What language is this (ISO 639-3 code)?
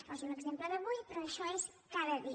cat